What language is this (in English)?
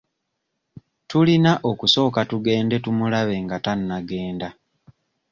Ganda